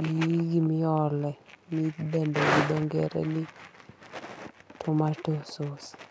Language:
Luo (Kenya and Tanzania)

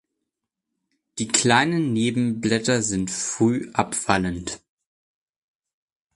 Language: German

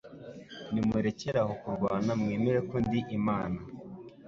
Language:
Kinyarwanda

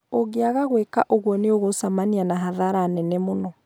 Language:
Kikuyu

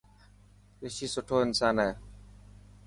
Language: Dhatki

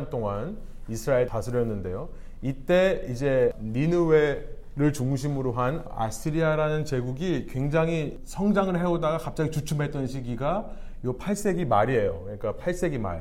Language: Korean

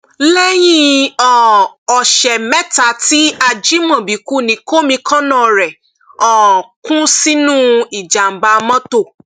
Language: Yoruba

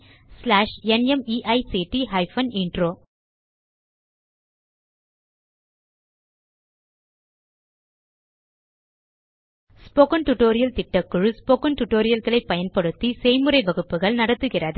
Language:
Tamil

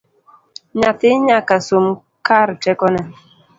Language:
Luo (Kenya and Tanzania)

